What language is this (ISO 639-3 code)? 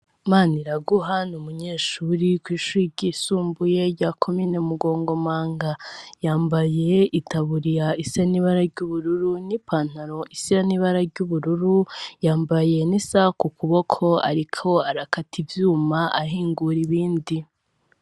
run